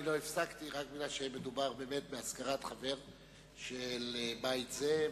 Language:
Hebrew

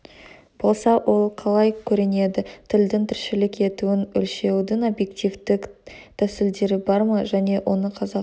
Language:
Kazakh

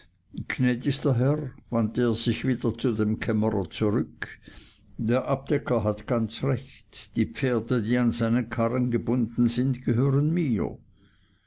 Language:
German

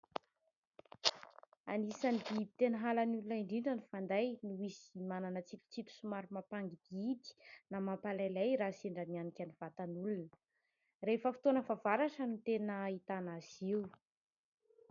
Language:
Malagasy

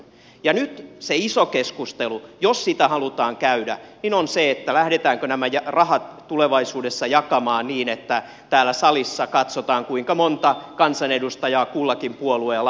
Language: Finnish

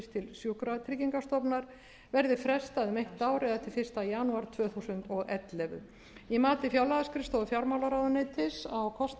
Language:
Icelandic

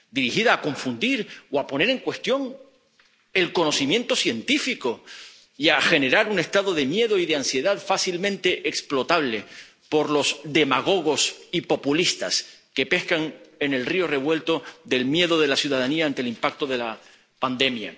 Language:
Spanish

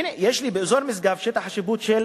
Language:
Hebrew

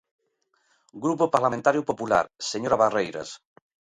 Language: Galician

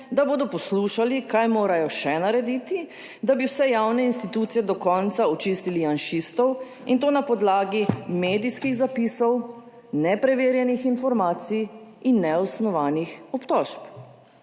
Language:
Slovenian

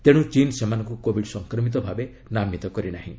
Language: Odia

